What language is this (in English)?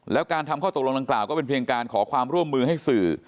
Thai